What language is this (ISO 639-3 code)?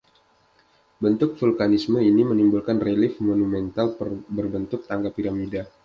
ind